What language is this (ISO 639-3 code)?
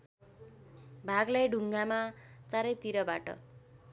nep